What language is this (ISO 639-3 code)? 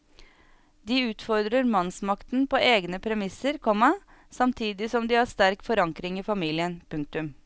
nor